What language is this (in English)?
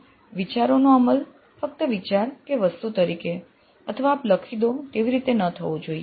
Gujarati